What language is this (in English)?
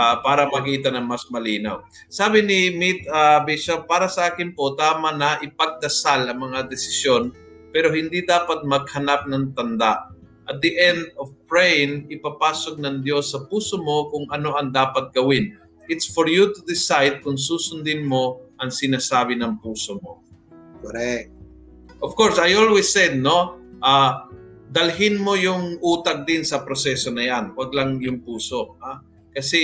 Filipino